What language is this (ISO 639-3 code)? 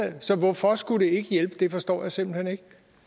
dan